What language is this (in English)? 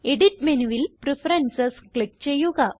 Malayalam